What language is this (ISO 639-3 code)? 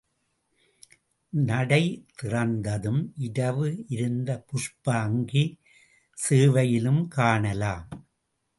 tam